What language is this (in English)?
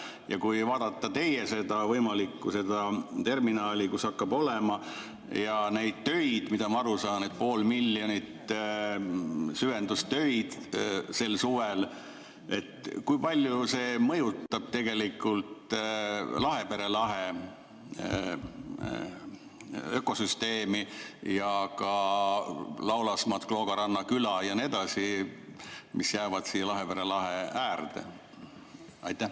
Estonian